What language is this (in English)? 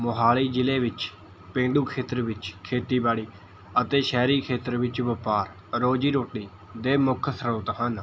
Punjabi